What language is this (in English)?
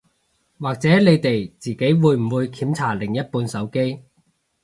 Cantonese